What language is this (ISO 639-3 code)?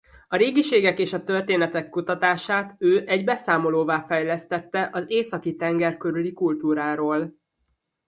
hun